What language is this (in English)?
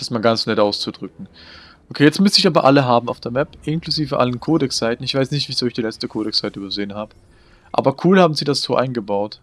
German